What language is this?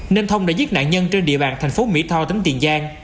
Vietnamese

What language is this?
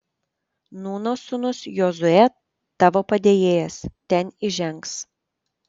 Lithuanian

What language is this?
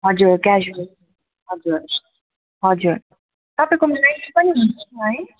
Nepali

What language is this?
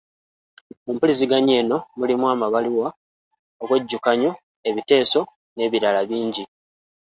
Ganda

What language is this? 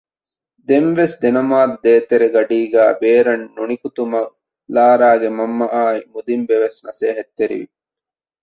Divehi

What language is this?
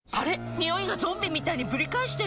Japanese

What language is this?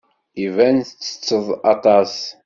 Kabyle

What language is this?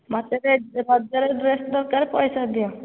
Odia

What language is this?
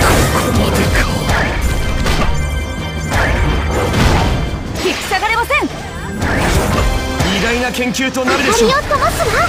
Japanese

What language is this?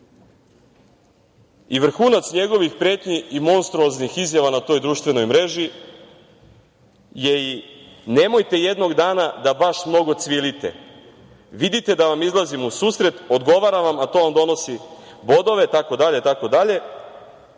Serbian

